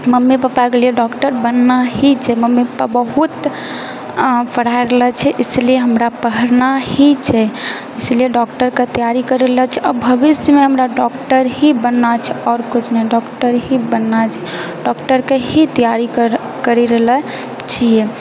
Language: Maithili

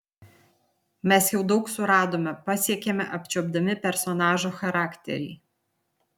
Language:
Lithuanian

